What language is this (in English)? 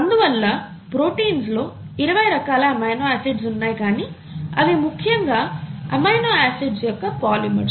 Telugu